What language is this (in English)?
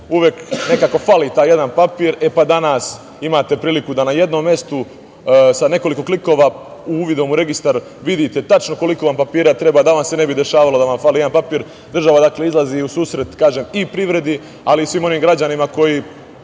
Serbian